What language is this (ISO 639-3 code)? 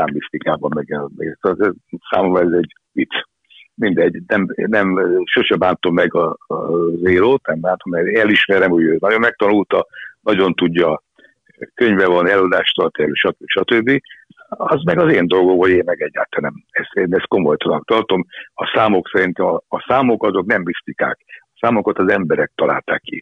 hun